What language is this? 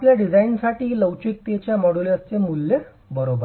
Marathi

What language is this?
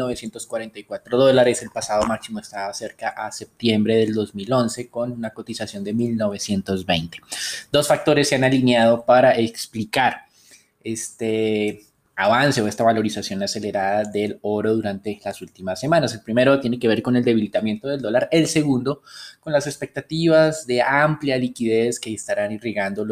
Spanish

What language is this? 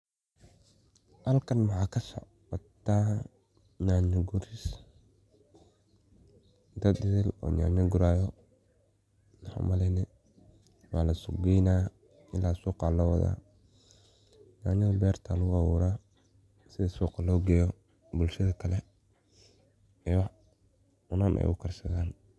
Somali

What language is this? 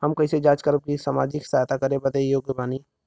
Bhojpuri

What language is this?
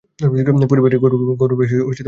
Bangla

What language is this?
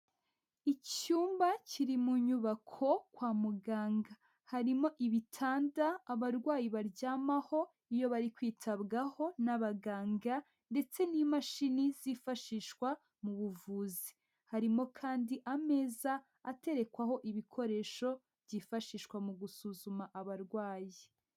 Kinyarwanda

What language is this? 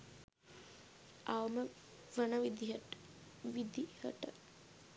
Sinhala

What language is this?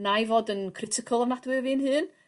Welsh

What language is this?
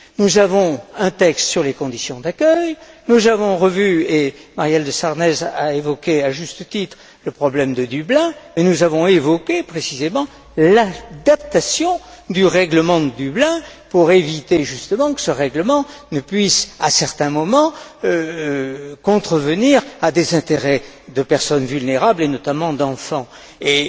French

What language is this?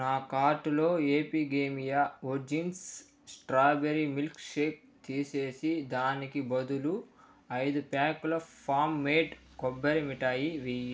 Telugu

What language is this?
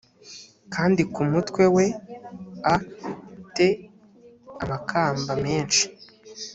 Kinyarwanda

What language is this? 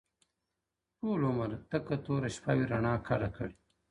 Pashto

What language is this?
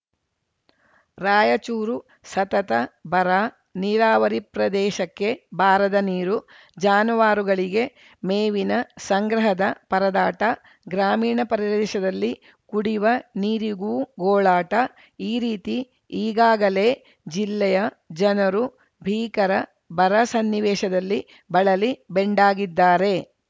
Kannada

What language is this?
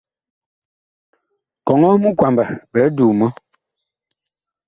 Bakoko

